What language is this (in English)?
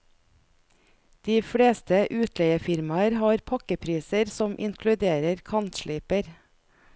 Norwegian